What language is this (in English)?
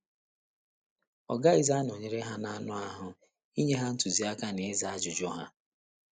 Igbo